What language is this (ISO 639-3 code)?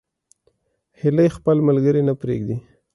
pus